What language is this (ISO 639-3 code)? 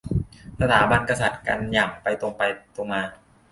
tha